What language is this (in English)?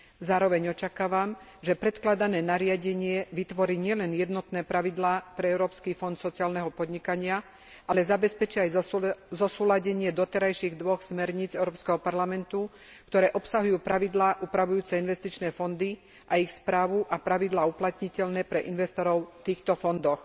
Slovak